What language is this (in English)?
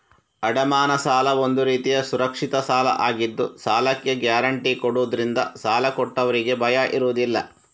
Kannada